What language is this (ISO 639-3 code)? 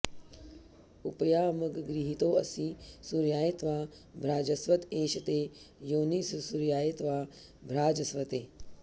san